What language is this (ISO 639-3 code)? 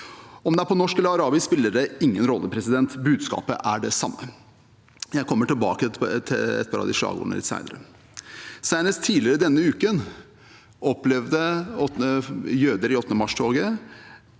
nor